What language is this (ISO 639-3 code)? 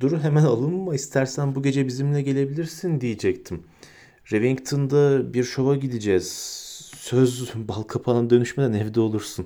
tur